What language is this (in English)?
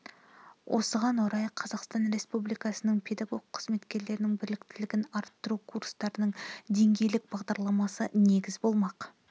Kazakh